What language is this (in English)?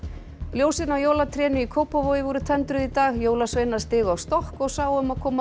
Icelandic